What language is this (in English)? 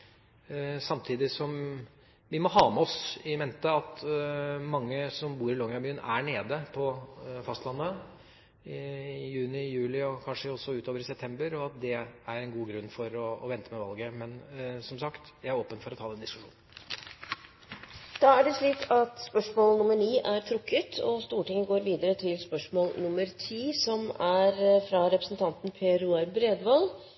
Norwegian Bokmål